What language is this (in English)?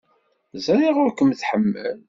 Kabyle